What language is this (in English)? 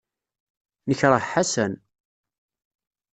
Kabyle